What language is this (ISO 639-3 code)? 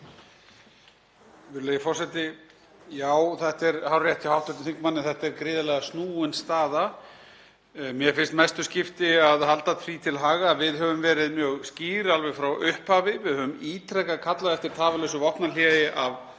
isl